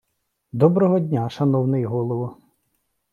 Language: Ukrainian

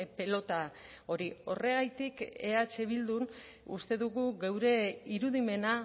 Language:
Basque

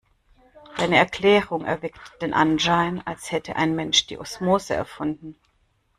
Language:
German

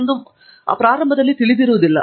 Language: Kannada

